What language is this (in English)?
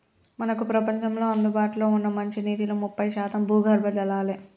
Telugu